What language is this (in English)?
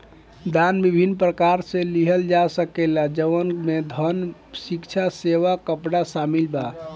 Bhojpuri